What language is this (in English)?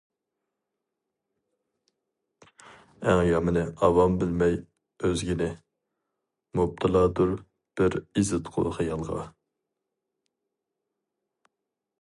Uyghur